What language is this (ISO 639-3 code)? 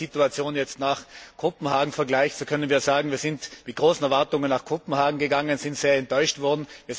deu